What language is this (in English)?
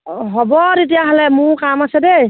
Assamese